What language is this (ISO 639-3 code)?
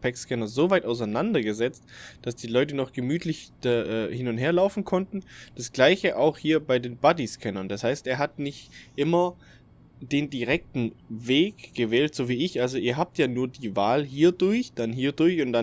deu